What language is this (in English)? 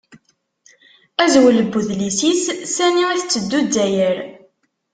Kabyle